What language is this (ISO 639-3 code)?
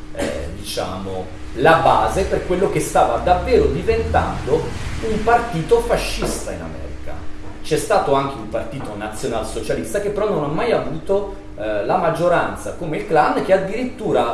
ita